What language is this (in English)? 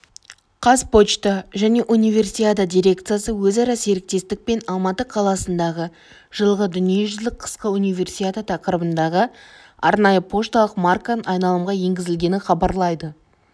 Kazakh